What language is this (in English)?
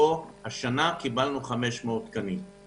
Hebrew